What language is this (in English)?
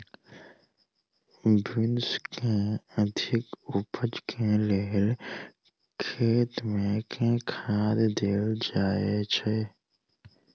Maithili